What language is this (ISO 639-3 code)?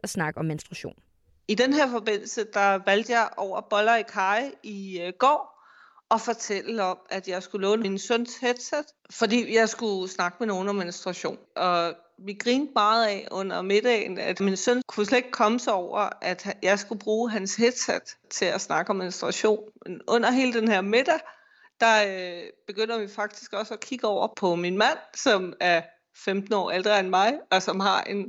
dan